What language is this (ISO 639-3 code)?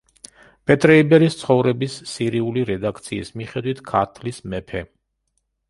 kat